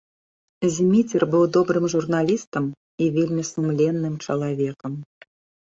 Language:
Belarusian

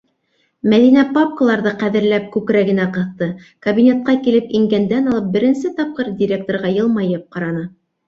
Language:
Bashkir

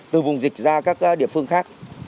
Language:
Vietnamese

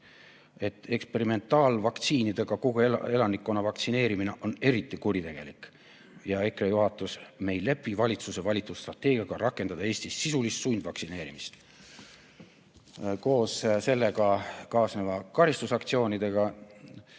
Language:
Estonian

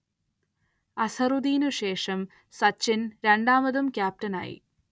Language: Malayalam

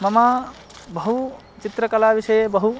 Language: Sanskrit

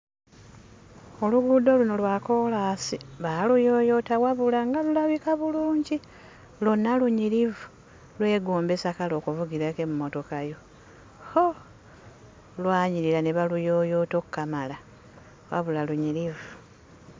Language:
Ganda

